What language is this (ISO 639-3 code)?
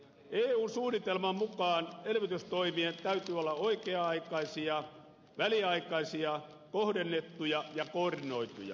fin